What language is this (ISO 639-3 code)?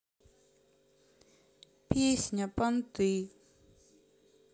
rus